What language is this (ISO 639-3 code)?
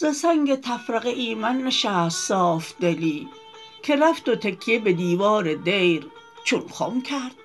fas